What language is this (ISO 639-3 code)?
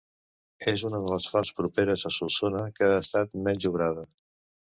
cat